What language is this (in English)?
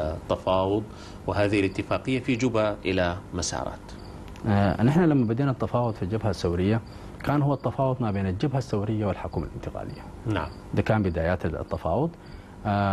Arabic